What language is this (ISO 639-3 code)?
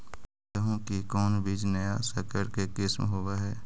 mag